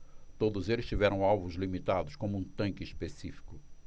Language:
Portuguese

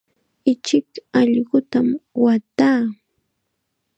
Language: Chiquián Ancash Quechua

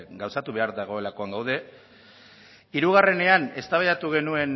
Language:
Basque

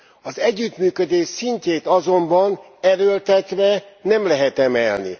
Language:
Hungarian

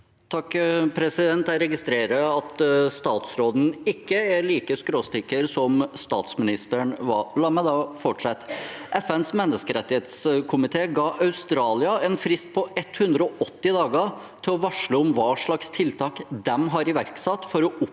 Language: Norwegian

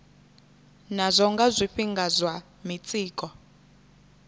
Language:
Venda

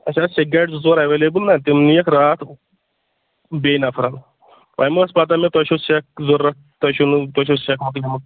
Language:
Kashmiri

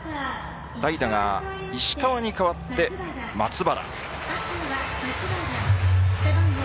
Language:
Japanese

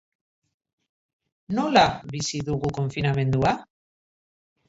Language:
Basque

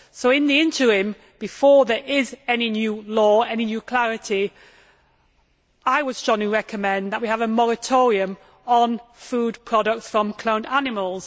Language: English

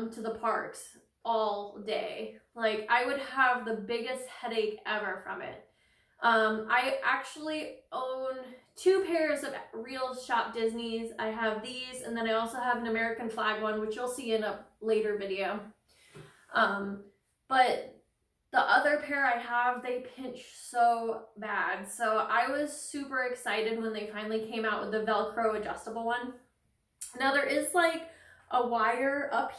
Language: English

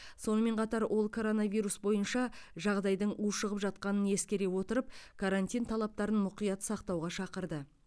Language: Kazakh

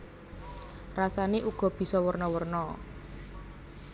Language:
Javanese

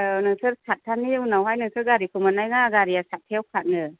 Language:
Bodo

